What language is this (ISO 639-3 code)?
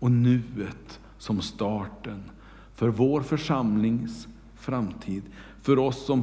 swe